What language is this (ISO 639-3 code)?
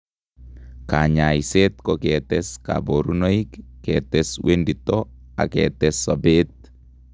kln